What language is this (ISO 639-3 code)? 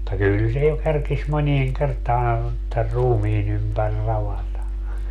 fin